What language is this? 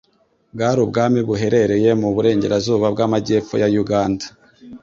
Kinyarwanda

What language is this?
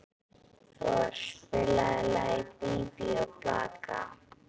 Icelandic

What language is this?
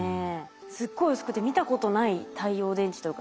Japanese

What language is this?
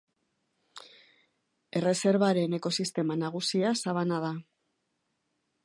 Basque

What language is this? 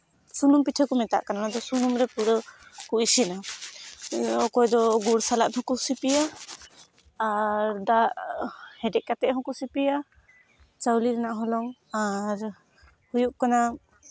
Santali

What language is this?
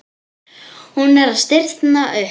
Icelandic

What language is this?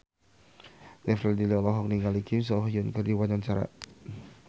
Sundanese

